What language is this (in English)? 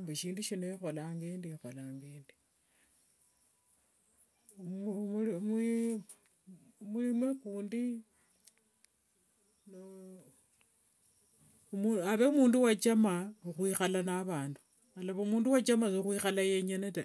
Wanga